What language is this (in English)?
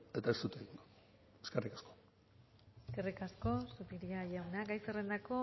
Basque